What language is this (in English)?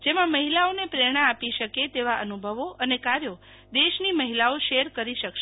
Gujarati